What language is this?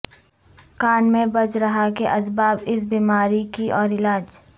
Urdu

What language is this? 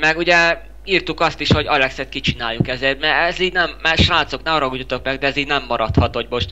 Hungarian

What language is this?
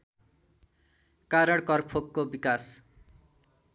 Nepali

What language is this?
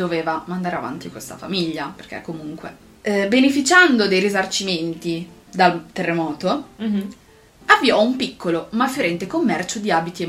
Italian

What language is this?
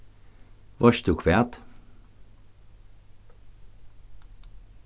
Faroese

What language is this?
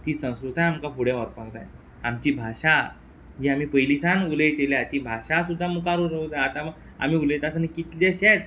Konkani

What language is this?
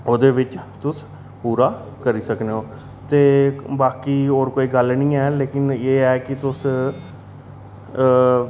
Dogri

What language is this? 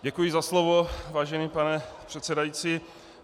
Czech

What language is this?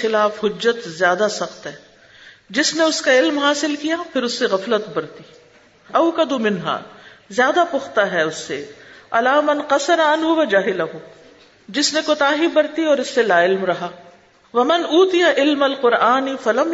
Urdu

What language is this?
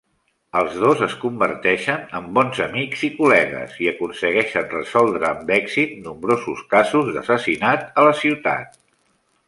Catalan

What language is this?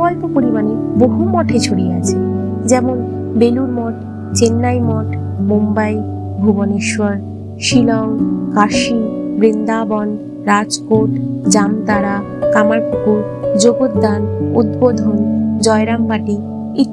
Bangla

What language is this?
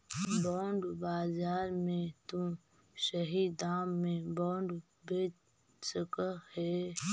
Magahi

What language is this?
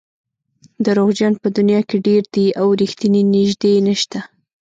Pashto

